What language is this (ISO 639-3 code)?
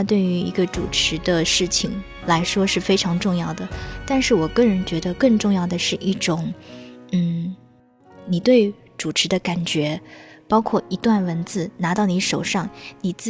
zho